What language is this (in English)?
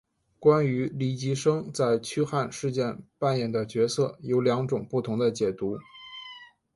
Chinese